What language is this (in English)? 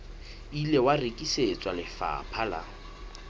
Southern Sotho